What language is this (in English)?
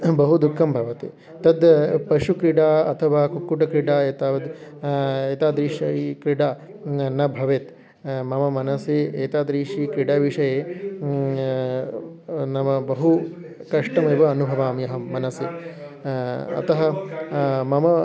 Sanskrit